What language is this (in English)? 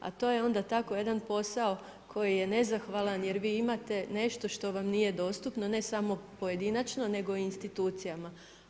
Croatian